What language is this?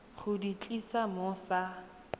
Tswana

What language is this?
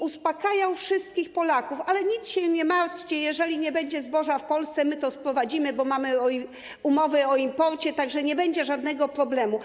Polish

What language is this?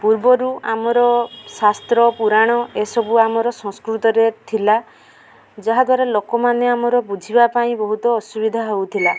Odia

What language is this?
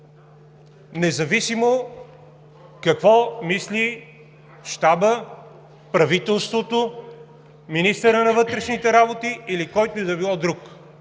Bulgarian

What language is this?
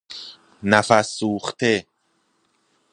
Persian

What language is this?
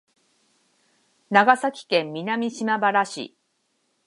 Japanese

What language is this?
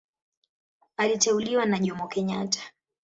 Swahili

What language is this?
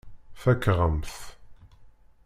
Kabyle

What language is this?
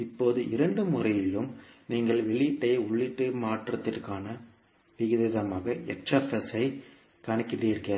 Tamil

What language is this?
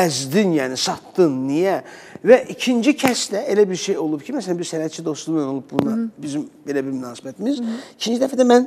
Turkish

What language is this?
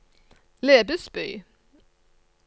Norwegian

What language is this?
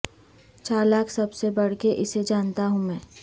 Urdu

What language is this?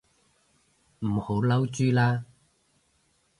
Cantonese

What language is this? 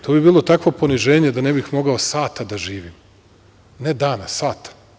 Serbian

